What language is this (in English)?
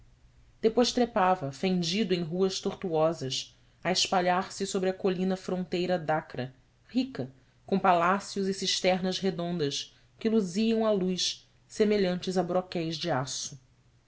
Portuguese